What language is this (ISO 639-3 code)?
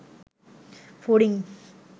ben